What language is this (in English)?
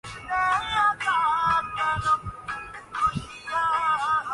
Urdu